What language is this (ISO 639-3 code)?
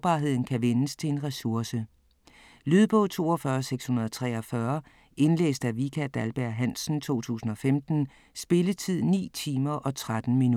dan